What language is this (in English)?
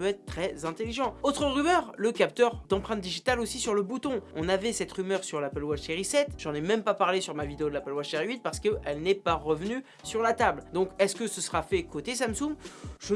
French